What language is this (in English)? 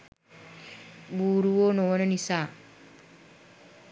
Sinhala